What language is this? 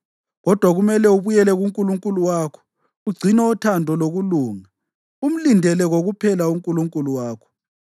North Ndebele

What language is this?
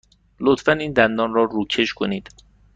Persian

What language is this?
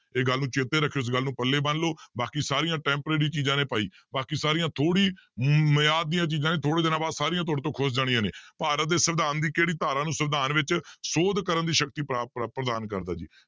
Punjabi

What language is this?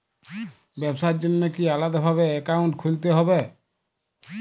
Bangla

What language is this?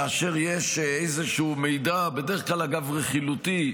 Hebrew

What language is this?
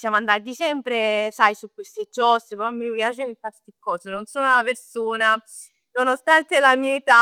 Neapolitan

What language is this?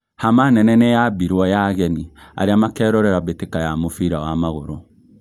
Kikuyu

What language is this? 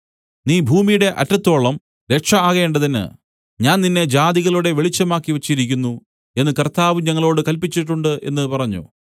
Malayalam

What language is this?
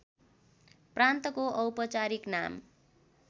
Nepali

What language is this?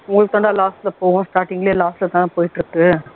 Tamil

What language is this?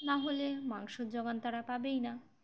Bangla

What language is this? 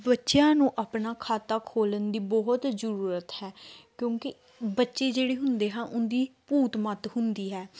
Punjabi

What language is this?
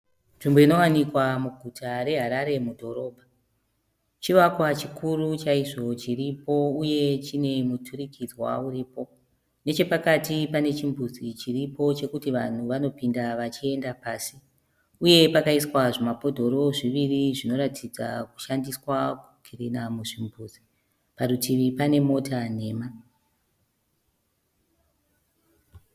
Shona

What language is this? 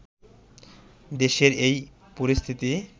Bangla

